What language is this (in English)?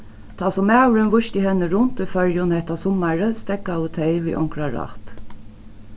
Faroese